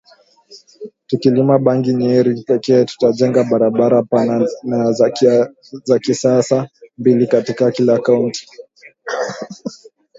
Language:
Swahili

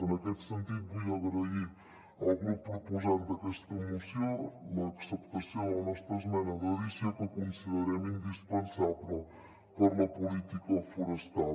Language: Catalan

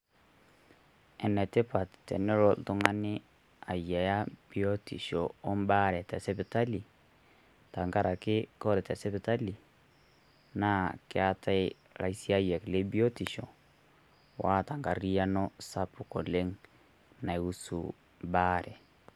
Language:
Masai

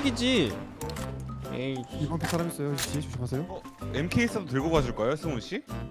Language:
Korean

